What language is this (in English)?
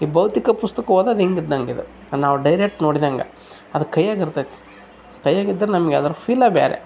Kannada